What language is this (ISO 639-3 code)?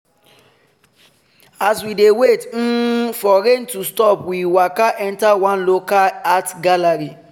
pcm